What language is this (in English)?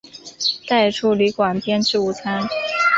Chinese